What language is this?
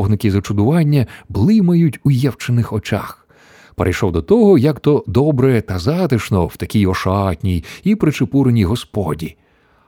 Ukrainian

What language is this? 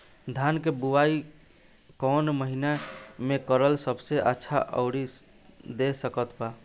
Bhojpuri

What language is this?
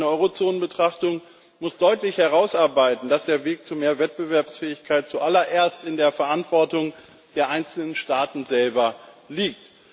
German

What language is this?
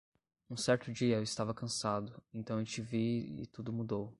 Portuguese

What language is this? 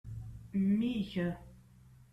Kabyle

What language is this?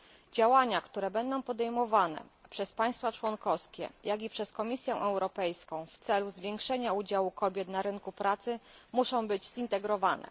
Polish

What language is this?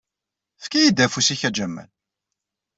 Kabyle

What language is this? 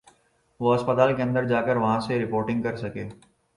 Urdu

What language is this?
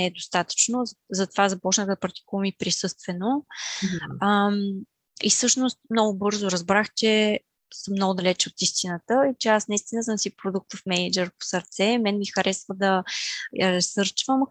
Bulgarian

